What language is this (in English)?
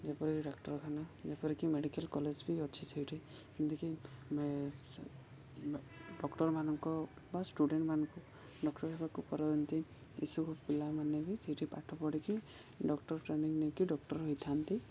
Odia